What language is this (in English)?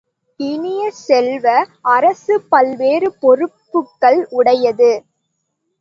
Tamil